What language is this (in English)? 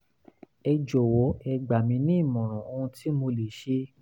Yoruba